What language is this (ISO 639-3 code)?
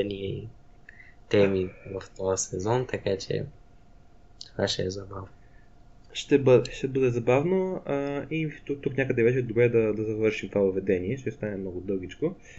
bul